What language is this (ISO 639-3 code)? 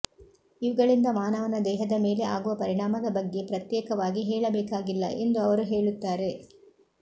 kan